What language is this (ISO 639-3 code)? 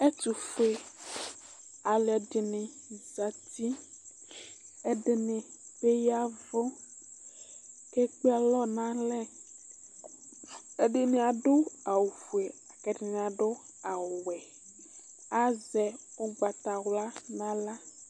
kpo